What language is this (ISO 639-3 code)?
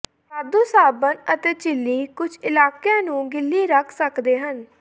pan